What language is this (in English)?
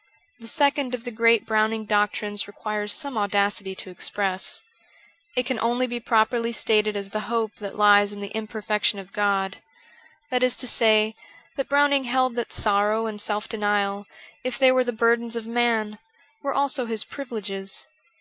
English